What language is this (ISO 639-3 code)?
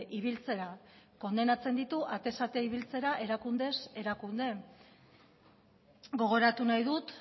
eus